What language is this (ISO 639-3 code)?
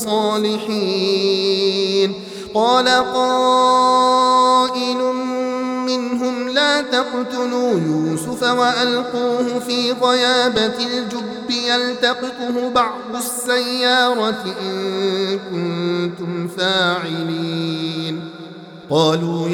ara